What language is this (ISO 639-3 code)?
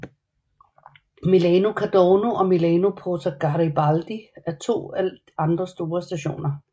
dan